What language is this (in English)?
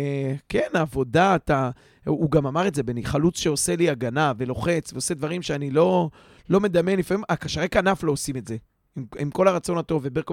Hebrew